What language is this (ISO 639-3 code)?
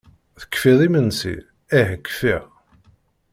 kab